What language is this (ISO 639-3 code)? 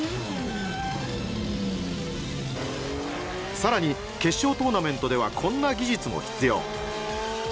jpn